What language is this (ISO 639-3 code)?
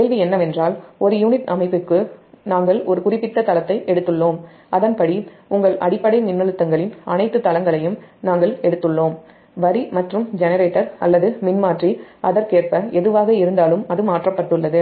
tam